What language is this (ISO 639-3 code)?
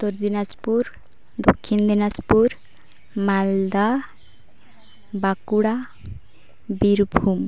sat